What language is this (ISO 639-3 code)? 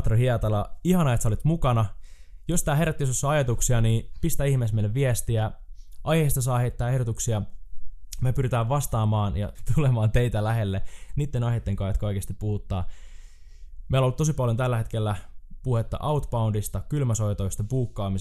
fin